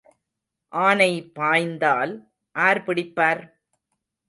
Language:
Tamil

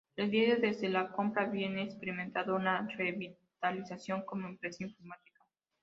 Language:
Spanish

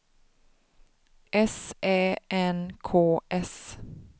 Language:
Swedish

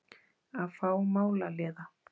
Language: Icelandic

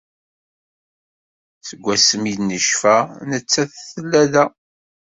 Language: Kabyle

